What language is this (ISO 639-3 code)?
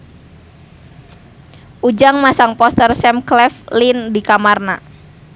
sun